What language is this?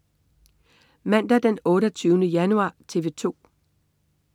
Danish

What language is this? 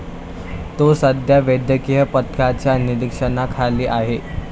Marathi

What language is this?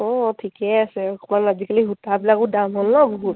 Assamese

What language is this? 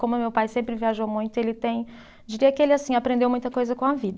Portuguese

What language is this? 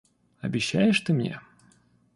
Russian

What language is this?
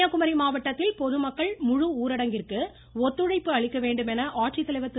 Tamil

